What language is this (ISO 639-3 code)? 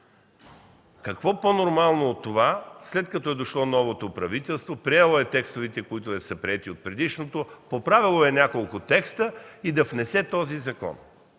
bul